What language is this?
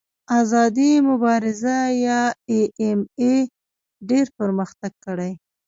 Pashto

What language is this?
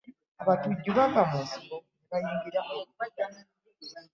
Ganda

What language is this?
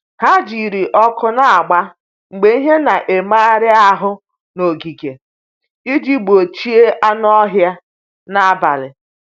Igbo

